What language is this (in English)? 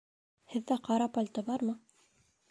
Bashkir